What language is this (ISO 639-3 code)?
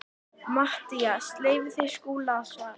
isl